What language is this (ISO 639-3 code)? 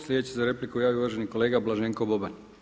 hrv